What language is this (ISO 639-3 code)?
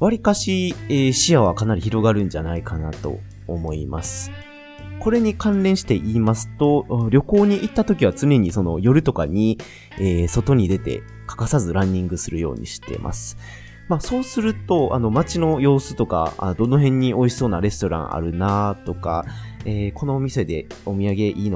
jpn